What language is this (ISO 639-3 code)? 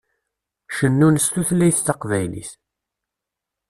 kab